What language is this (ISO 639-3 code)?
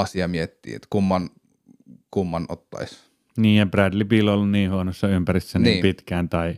fin